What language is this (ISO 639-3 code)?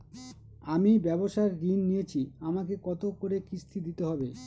ben